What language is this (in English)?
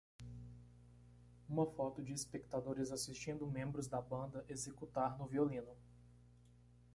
Portuguese